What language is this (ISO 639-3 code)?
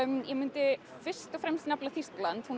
isl